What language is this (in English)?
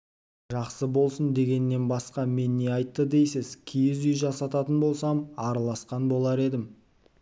Kazakh